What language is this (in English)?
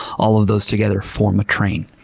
English